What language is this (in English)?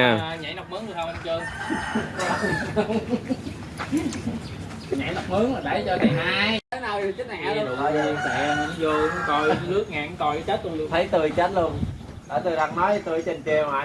Vietnamese